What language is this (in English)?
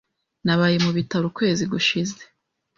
Kinyarwanda